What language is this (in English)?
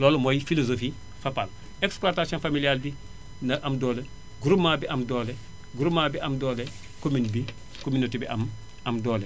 Wolof